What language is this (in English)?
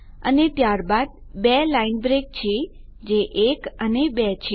Gujarati